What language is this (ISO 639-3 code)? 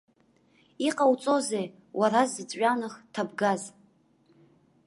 abk